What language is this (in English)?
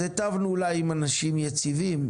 Hebrew